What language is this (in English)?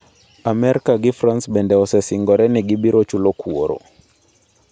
Luo (Kenya and Tanzania)